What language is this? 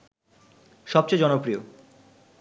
Bangla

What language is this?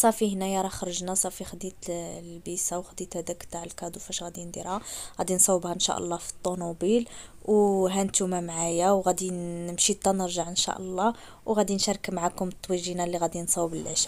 Arabic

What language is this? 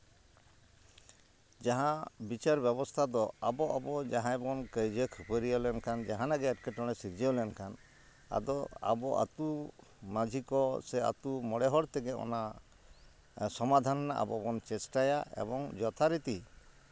Santali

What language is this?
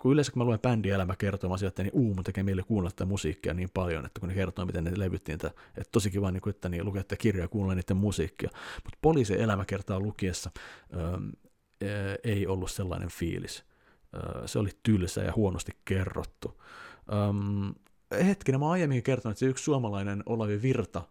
Finnish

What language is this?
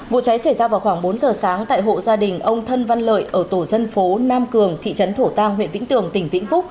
Vietnamese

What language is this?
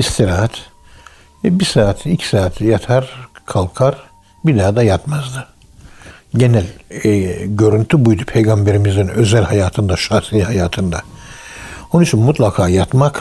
Turkish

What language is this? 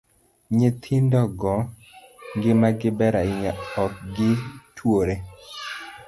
Luo (Kenya and Tanzania)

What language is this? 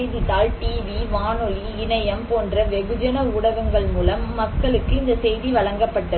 Tamil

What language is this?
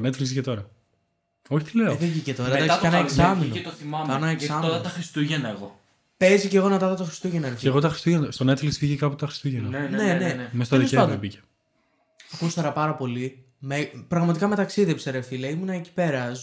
Greek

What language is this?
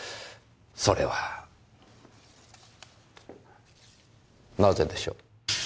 Japanese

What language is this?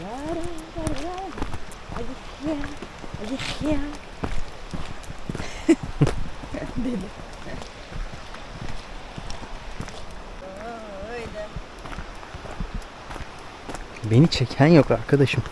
Turkish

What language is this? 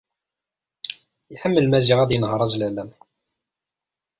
Kabyle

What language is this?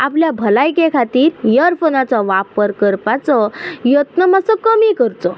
Konkani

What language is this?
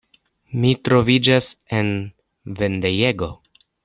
Esperanto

